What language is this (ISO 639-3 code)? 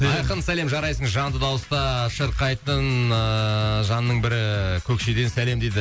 kaz